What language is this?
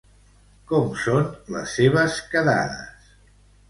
Catalan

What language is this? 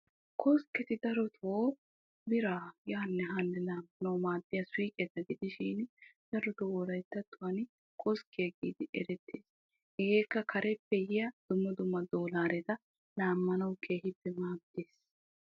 Wolaytta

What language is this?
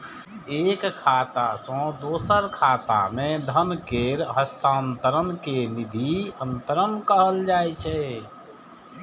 Maithili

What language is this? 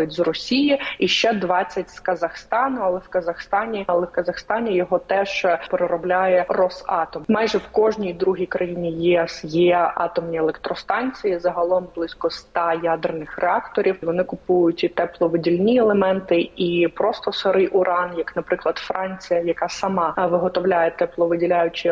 Ukrainian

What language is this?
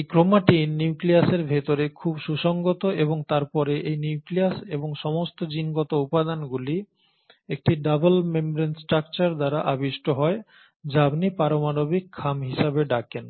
Bangla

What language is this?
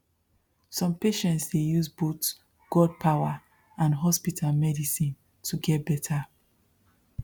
Nigerian Pidgin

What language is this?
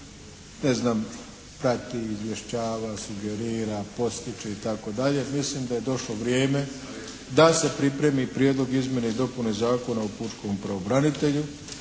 Croatian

